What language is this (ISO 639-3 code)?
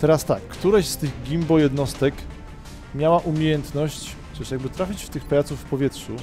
pol